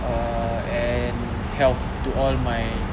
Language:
English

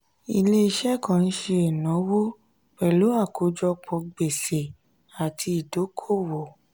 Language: Yoruba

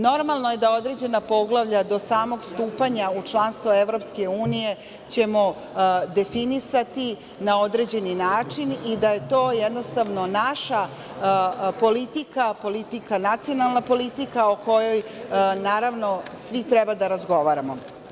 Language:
Serbian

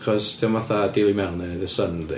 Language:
Welsh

